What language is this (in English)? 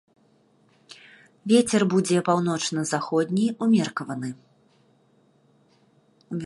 Belarusian